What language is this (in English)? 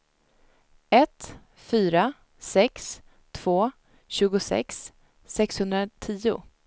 Swedish